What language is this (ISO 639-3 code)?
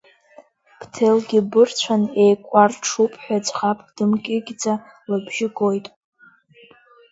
abk